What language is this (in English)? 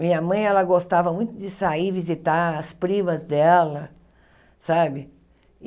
Portuguese